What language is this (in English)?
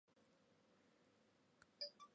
Chinese